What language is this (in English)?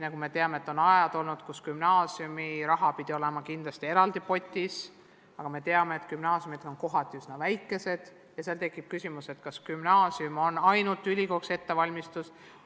Estonian